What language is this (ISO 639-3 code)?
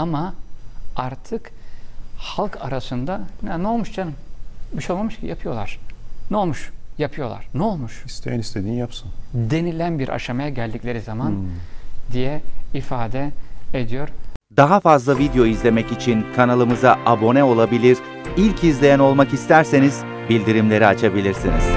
tur